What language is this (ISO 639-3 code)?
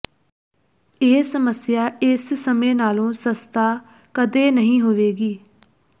pan